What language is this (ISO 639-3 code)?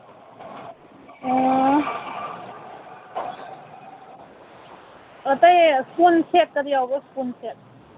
mni